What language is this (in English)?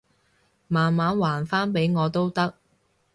Cantonese